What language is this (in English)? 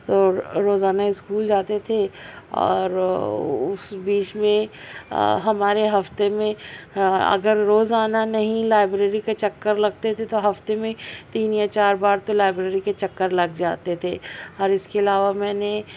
Urdu